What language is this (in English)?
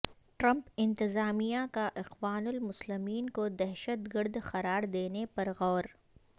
Urdu